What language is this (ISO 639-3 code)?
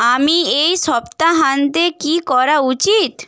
ben